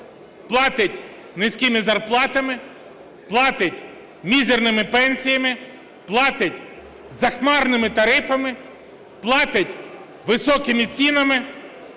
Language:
Ukrainian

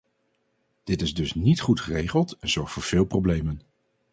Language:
Dutch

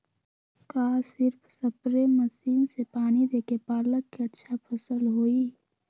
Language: Magahi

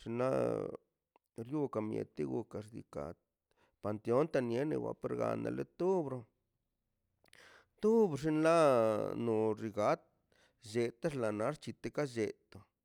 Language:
Mazaltepec Zapotec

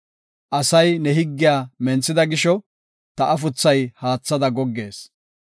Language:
Gofa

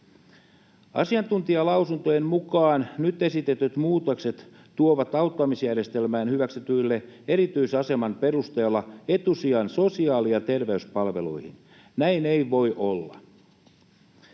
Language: Finnish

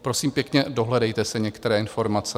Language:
Czech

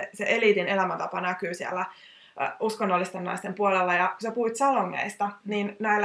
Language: Finnish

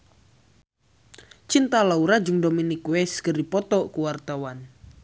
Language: Sundanese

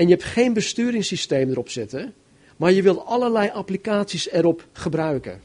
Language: Dutch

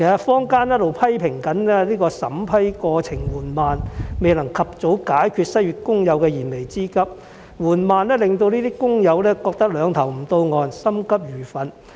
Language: Cantonese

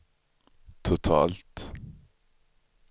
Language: Swedish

